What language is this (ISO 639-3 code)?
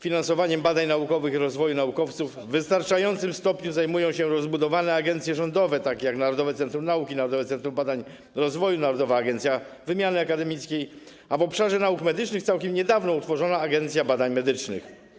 pol